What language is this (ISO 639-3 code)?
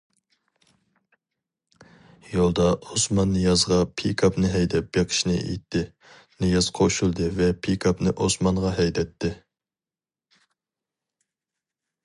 uig